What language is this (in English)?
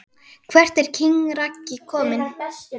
Icelandic